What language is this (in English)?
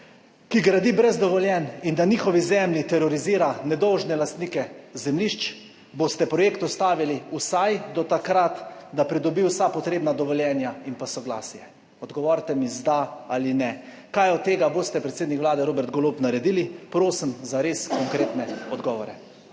Slovenian